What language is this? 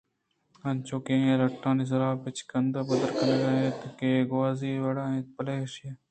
Eastern Balochi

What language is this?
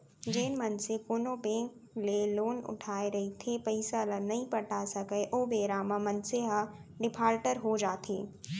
Chhattisgarhi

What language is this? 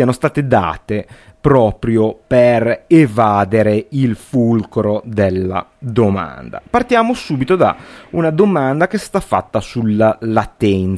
Italian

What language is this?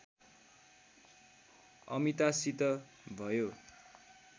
Nepali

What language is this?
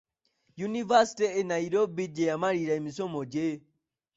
Ganda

